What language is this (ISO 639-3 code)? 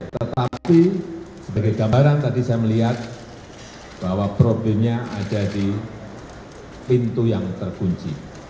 ind